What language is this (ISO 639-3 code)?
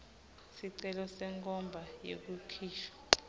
ssw